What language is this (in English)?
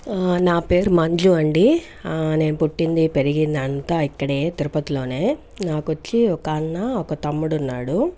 Telugu